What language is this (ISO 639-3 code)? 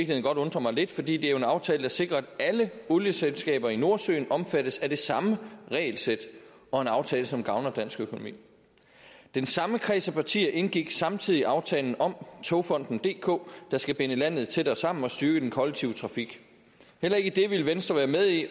dan